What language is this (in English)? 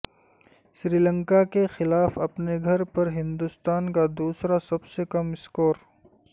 Urdu